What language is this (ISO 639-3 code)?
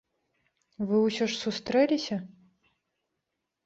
bel